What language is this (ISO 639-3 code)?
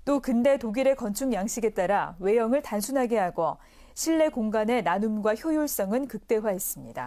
kor